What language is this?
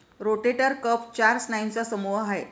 Marathi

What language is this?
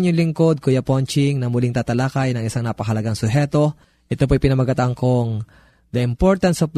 Filipino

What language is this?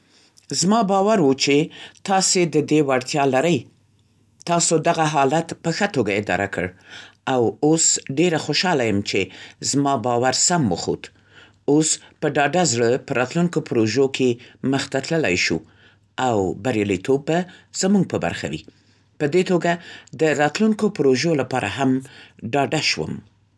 Central Pashto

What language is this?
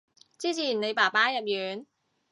Cantonese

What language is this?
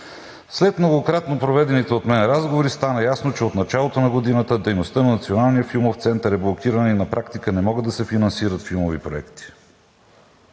Bulgarian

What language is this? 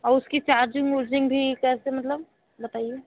Hindi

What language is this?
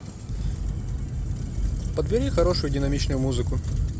Russian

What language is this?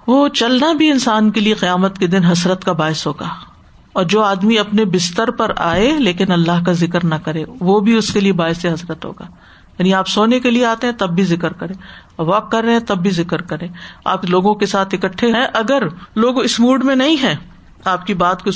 Urdu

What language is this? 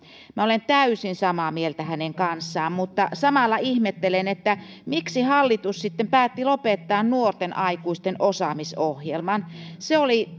Finnish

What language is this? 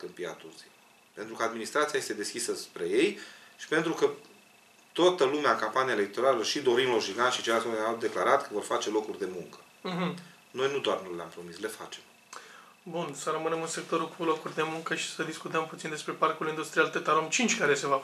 Romanian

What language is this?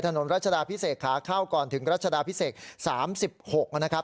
Thai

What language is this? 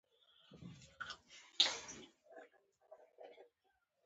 Pashto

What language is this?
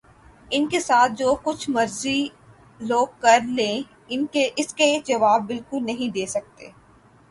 Urdu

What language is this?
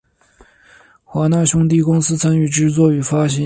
Chinese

